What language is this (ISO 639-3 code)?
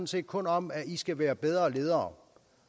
dan